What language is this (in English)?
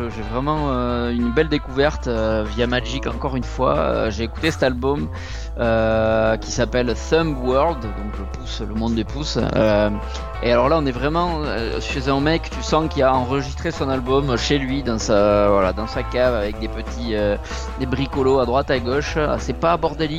French